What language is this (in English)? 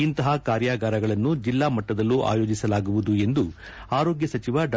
Kannada